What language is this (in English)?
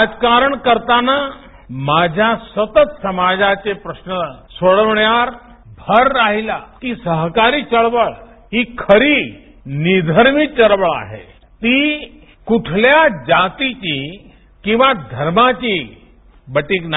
Marathi